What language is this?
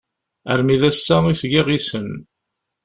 Kabyle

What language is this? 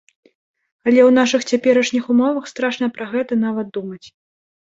Belarusian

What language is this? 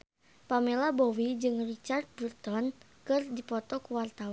Sundanese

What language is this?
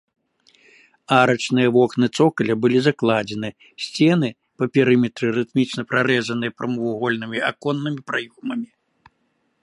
Belarusian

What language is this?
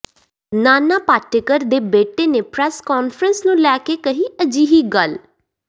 Punjabi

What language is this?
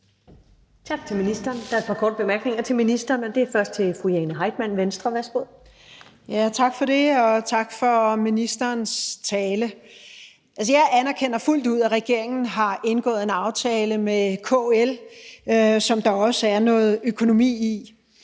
Danish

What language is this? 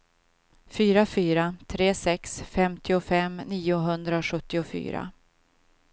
Swedish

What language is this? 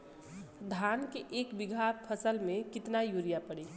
Bhojpuri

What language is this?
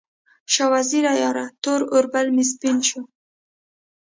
Pashto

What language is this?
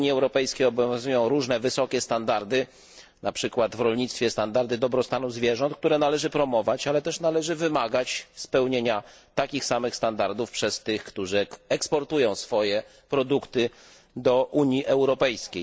Polish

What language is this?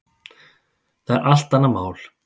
Icelandic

